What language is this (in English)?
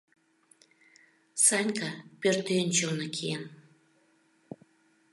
Mari